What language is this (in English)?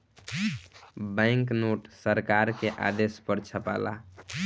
Bhojpuri